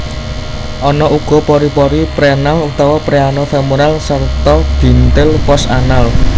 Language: Javanese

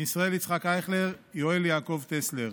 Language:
Hebrew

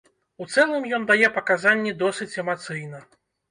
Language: Belarusian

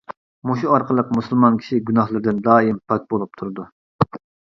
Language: Uyghur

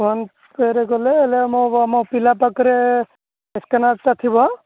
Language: Odia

